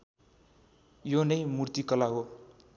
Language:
Nepali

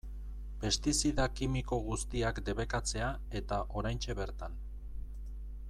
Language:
Basque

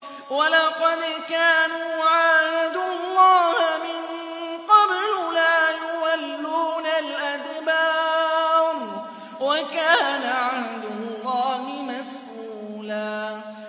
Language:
Arabic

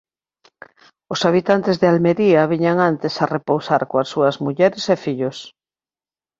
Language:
Galician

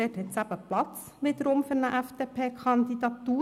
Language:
Swiss German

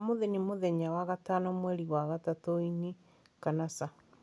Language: Kikuyu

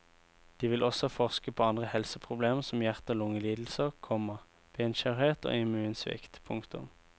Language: Norwegian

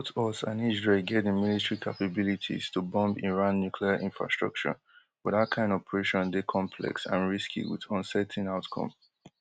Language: Nigerian Pidgin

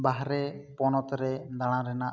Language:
Santali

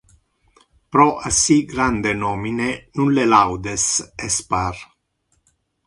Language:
Interlingua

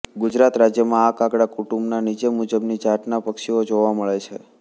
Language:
Gujarati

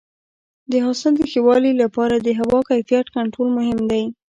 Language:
Pashto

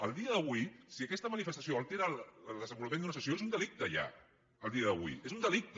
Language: Catalan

